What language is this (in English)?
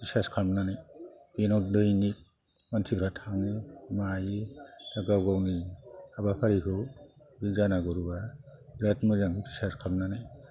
Bodo